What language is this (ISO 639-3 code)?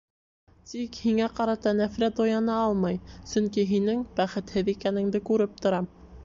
bak